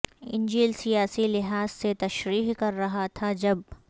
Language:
Urdu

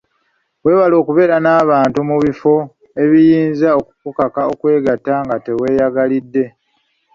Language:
Ganda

